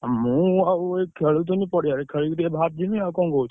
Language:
Odia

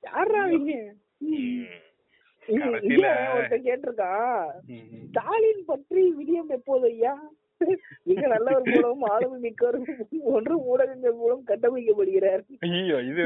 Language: Tamil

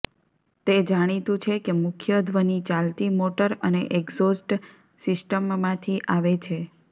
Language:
Gujarati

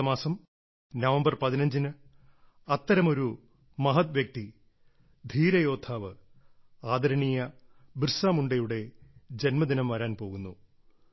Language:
Malayalam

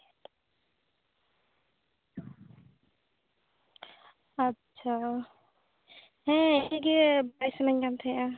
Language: Santali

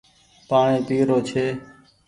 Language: Goaria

